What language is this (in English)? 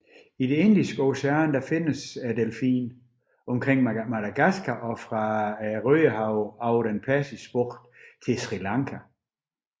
Danish